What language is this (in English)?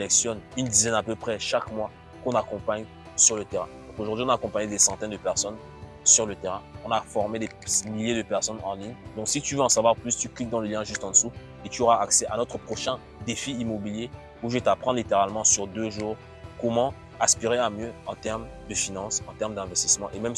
French